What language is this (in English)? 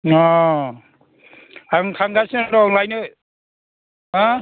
Bodo